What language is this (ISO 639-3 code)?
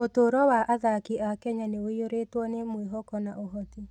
kik